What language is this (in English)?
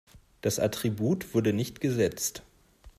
German